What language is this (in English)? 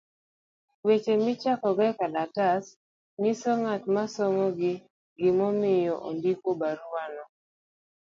Luo (Kenya and Tanzania)